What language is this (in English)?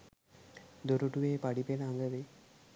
Sinhala